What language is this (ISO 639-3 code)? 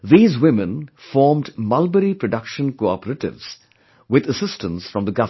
eng